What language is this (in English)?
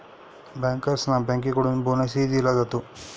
Marathi